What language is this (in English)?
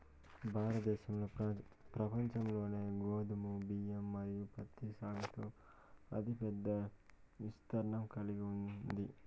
Telugu